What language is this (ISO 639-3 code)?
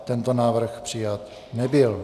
ces